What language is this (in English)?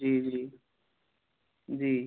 Hindi